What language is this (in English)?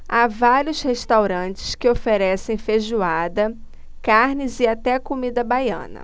Portuguese